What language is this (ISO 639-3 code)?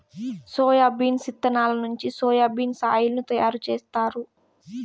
tel